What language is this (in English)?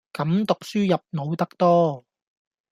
Cantonese